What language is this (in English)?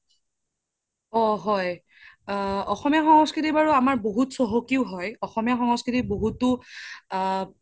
Assamese